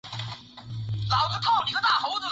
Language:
Chinese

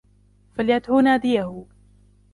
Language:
Arabic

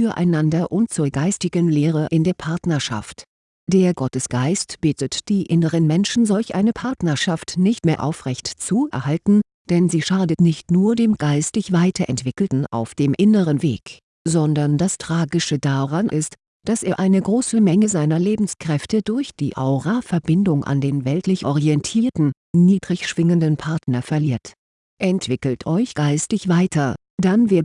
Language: German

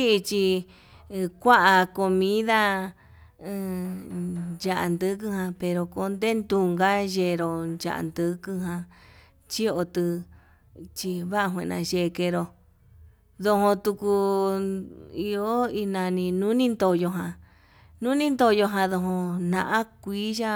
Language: Yutanduchi Mixtec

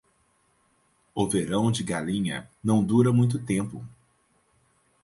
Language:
Portuguese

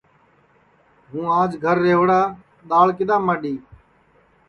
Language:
Sansi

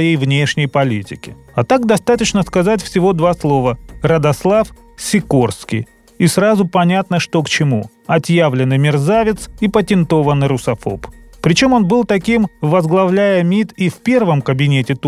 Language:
Russian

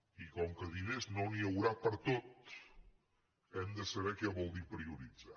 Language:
Catalan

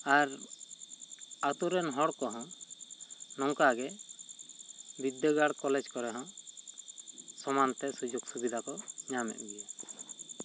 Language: Santali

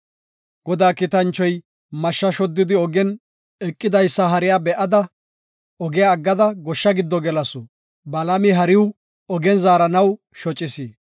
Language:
Gofa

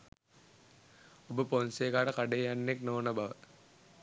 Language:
Sinhala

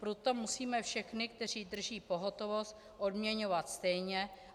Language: Czech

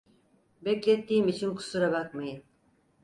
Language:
Turkish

